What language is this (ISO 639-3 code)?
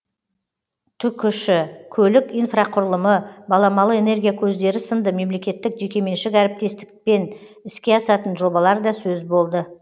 kaz